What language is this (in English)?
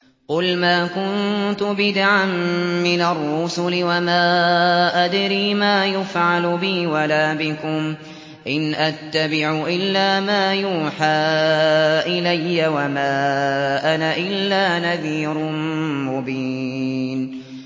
Arabic